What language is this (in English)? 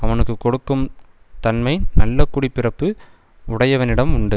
Tamil